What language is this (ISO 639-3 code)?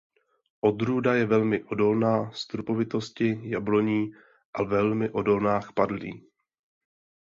ces